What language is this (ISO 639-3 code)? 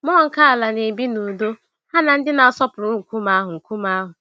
ibo